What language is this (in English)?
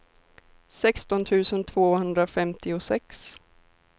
Swedish